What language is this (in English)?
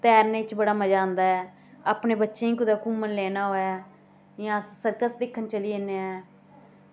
Dogri